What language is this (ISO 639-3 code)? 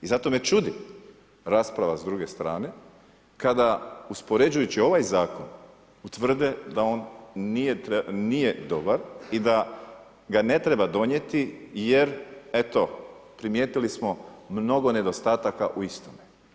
hrv